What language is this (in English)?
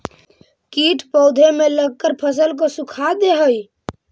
Magahi